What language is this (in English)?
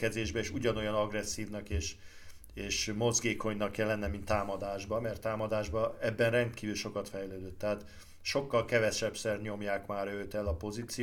Hungarian